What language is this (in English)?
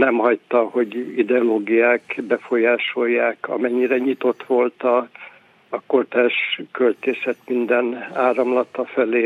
Hungarian